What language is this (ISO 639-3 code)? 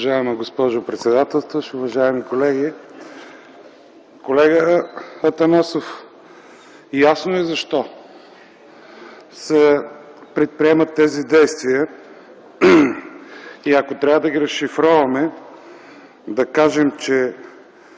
bul